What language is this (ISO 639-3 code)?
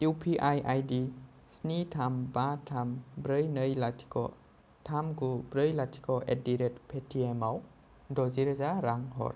brx